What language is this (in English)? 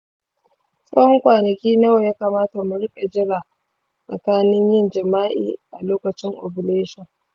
Hausa